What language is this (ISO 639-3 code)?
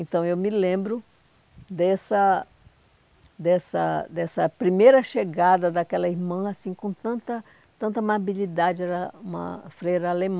por